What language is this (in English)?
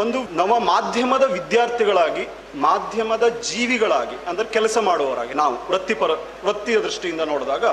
Kannada